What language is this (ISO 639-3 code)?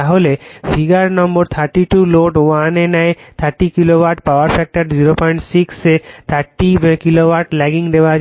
ben